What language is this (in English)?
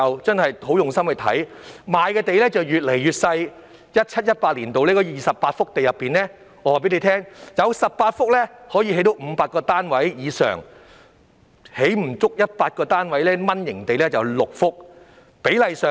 Cantonese